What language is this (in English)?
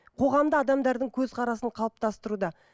Kazakh